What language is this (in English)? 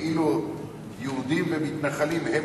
Hebrew